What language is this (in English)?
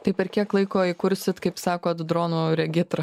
Lithuanian